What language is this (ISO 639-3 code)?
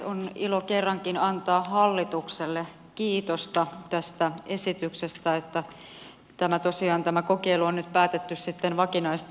fin